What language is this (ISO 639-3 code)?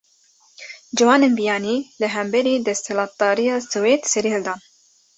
kur